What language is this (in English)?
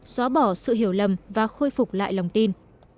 Vietnamese